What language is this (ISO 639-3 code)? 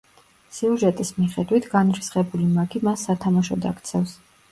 kat